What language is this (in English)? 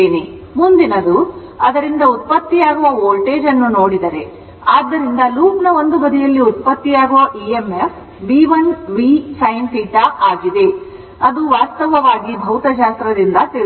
Kannada